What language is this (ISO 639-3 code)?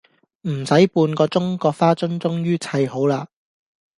yue